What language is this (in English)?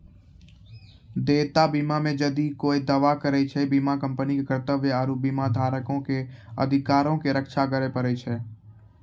Maithili